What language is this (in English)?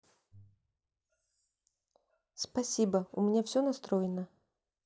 Russian